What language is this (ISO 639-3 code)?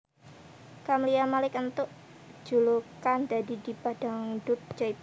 jav